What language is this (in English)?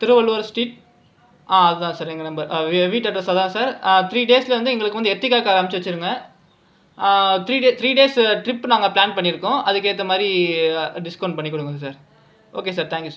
Tamil